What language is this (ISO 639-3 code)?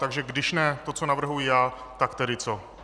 ces